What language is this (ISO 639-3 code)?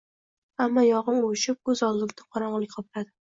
uzb